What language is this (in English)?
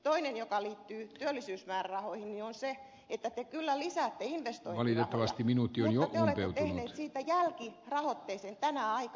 Finnish